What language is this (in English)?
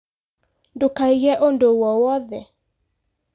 Kikuyu